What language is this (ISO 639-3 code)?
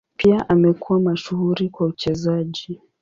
swa